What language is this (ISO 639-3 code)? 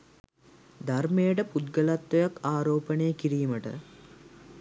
sin